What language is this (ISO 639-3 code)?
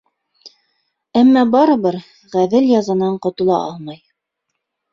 bak